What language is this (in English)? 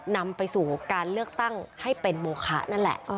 Thai